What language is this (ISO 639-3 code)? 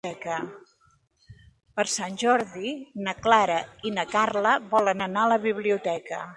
cat